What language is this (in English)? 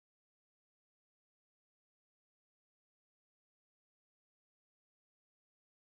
English